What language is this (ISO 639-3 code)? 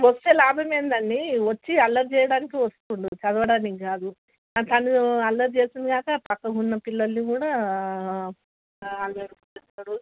tel